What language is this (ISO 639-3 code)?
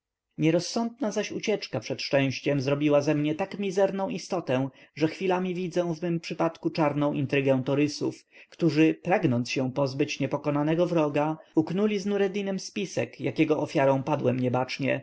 pol